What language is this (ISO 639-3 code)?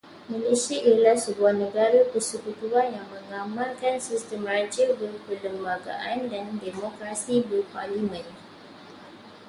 msa